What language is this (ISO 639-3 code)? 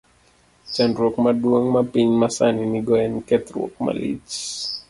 luo